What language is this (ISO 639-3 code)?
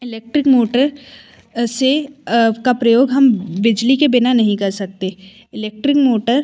hin